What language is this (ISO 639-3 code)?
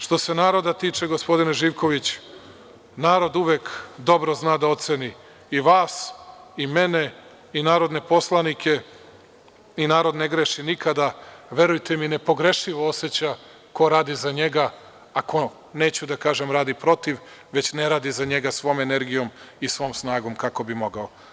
srp